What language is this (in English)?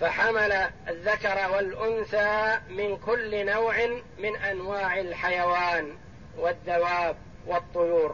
Arabic